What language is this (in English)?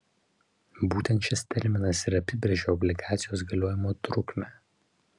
Lithuanian